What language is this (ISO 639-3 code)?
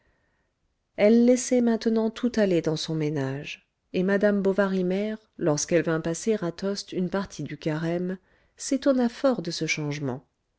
fra